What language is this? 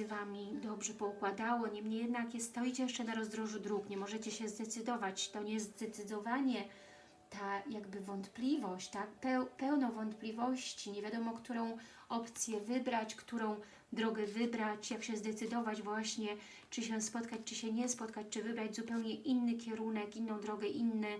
Polish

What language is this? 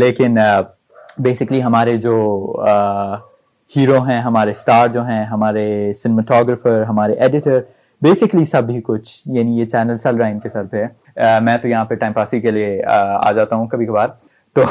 Urdu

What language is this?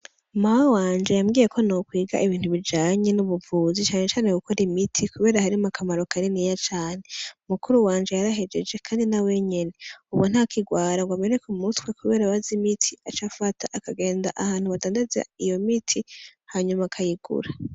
Rundi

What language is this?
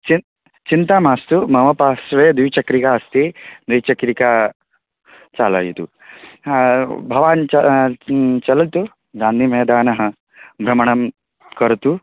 Sanskrit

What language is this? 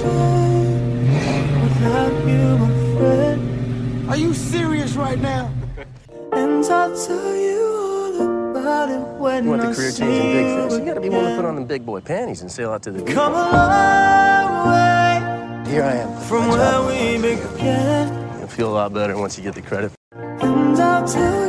English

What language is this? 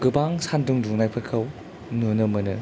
Bodo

